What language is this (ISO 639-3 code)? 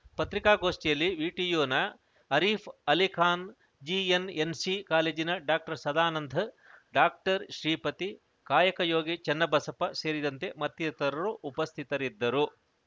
kan